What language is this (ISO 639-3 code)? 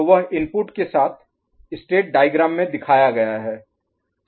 hin